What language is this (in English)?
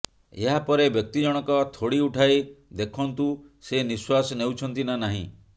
Odia